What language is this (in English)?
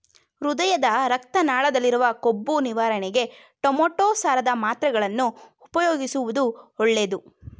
Kannada